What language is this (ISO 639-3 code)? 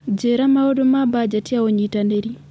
kik